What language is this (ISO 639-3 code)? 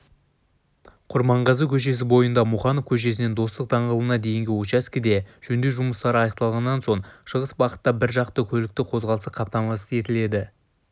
kaz